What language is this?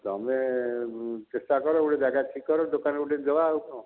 Odia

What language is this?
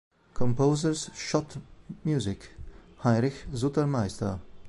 Italian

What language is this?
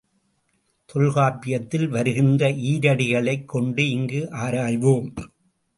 Tamil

